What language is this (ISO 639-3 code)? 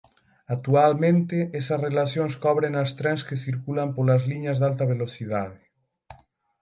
glg